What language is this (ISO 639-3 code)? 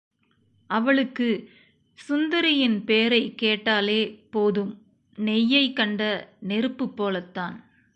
tam